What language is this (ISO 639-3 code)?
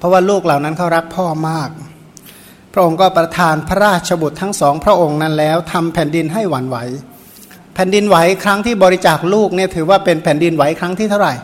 tha